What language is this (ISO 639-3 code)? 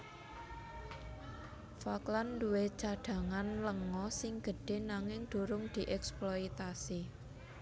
jav